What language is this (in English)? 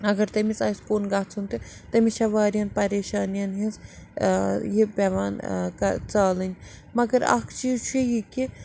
Kashmiri